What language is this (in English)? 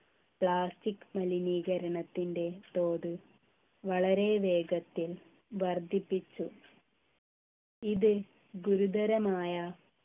Malayalam